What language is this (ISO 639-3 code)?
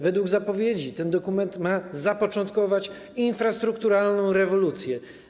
pol